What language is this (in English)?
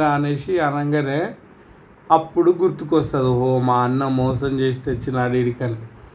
Telugu